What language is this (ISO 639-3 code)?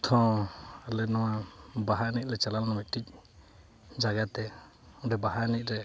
sat